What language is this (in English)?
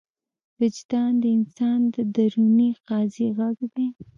Pashto